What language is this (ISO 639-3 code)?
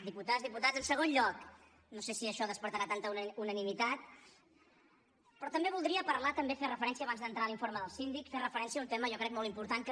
cat